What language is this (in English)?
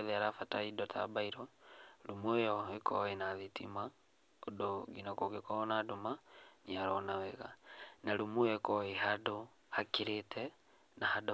Kikuyu